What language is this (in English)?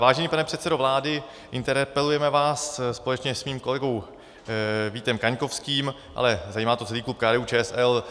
Czech